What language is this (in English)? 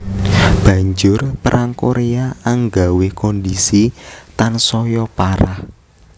Javanese